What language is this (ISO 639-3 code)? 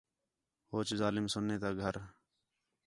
xhe